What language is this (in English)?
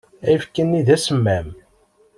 Kabyle